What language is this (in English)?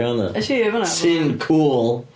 Welsh